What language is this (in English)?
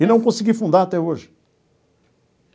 Portuguese